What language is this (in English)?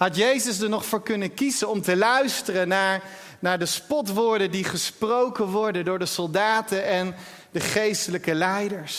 Dutch